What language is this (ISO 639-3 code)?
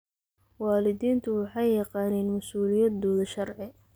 som